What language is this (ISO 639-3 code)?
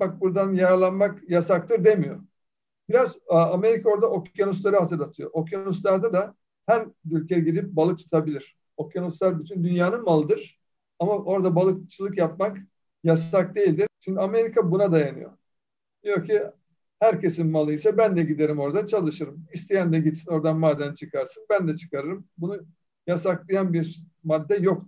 tur